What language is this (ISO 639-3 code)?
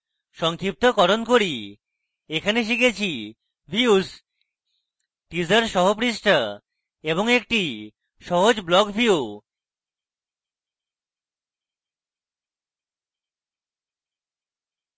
ben